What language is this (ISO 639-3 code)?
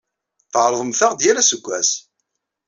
kab